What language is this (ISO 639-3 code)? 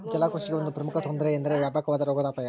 kan